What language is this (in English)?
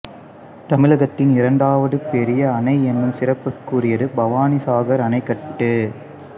Tamil